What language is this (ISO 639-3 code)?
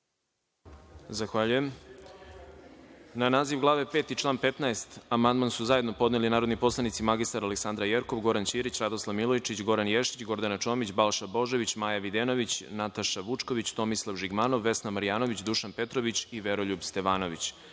srp